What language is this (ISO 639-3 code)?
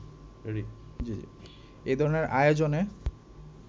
ben